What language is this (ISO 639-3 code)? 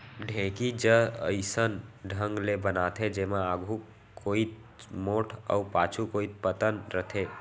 hne